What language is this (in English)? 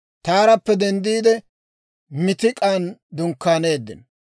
Dawro